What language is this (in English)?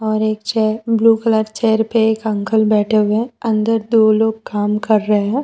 Hindi